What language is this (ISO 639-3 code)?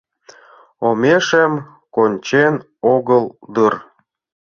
chm